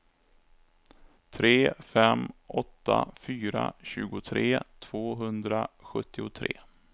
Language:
Swedish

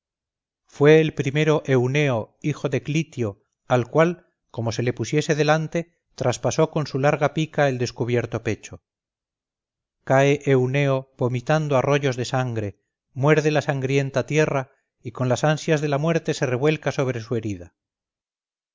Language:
Spanish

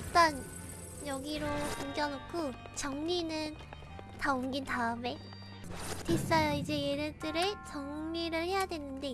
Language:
Korean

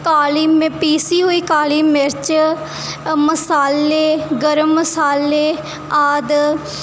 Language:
Punjabi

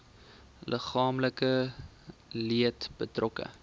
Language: Afrikaans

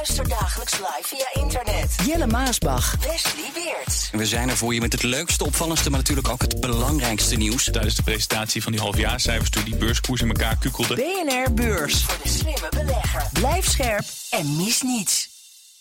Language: Dutch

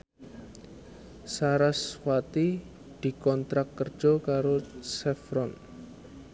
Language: Javanese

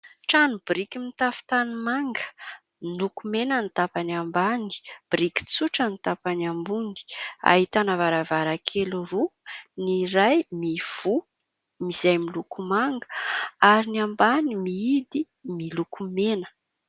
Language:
Malagasy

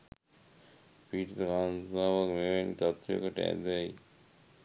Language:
Sinhala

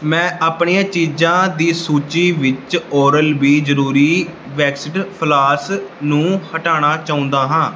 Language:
Punjabi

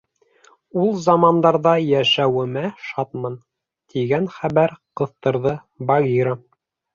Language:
Bashkir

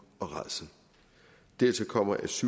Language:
Danish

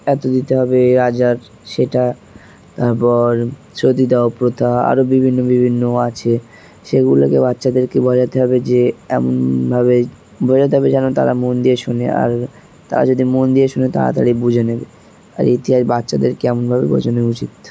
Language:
Bangla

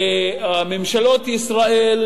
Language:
Hebrew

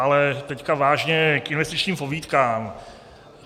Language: Czech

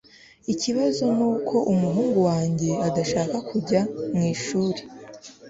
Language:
Kinyarwanda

